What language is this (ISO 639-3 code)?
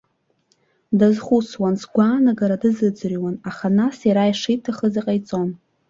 abk